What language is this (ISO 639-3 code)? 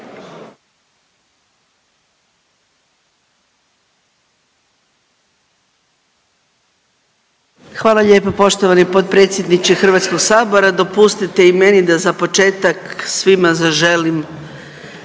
hrv